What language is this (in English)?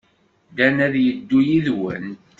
Kabyle